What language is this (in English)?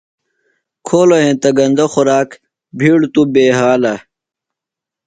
Phalura